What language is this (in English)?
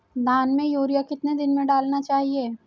Hindi